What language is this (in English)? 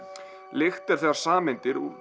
Icelandic